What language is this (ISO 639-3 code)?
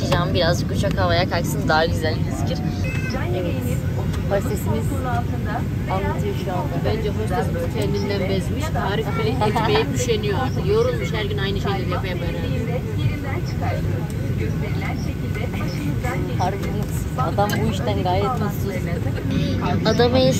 tur